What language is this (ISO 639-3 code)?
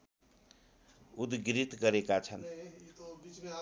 nep